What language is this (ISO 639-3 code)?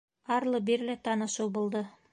bak